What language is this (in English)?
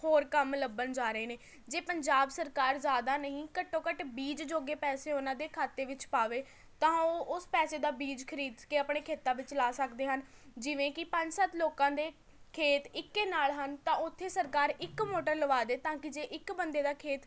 Punjabi